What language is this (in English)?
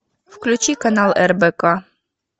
Russian